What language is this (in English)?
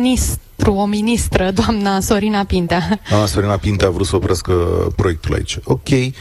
Romanian